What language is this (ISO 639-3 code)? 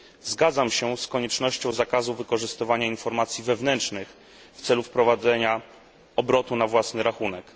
pol